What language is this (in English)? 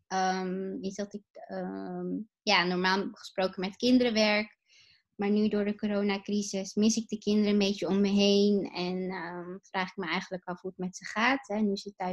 Dutch